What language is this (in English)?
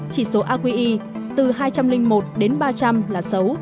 Vietnamese